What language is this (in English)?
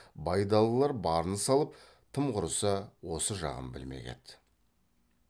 Kazakh